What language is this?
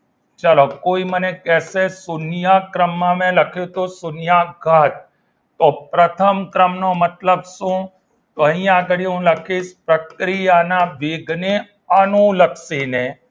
Gujarati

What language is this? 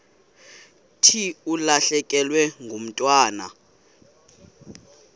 Xhosa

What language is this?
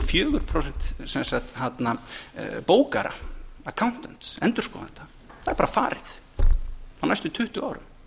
Icelandic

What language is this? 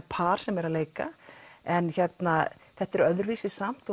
Icelandic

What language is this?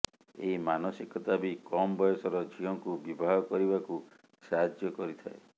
Odia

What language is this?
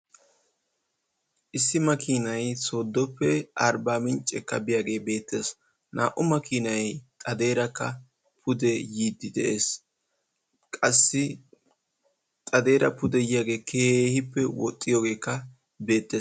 Wolaytta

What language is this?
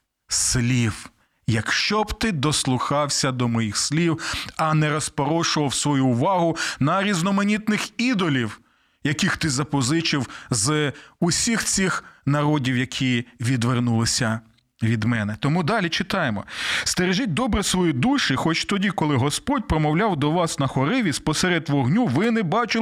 Ukrainian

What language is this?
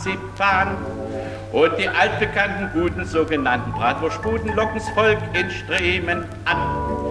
German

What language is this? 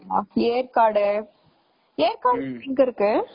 Tamil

